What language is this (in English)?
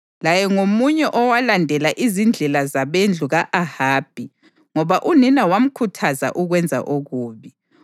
North Ndebele